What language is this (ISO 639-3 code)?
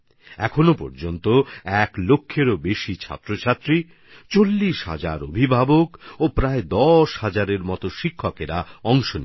ben